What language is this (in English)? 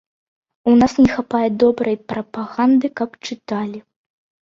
Belarusian